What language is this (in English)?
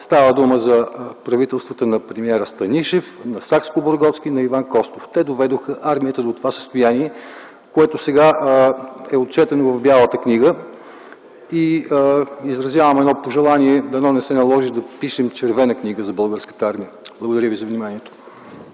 Bulgarian